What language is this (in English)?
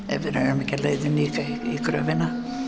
Icelandic